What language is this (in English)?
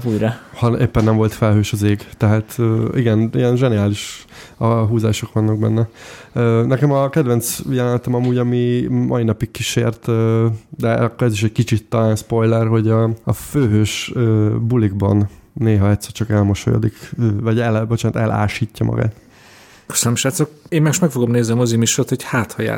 Hungarian